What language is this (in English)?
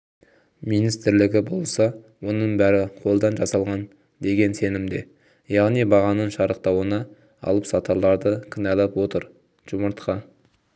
Kazakh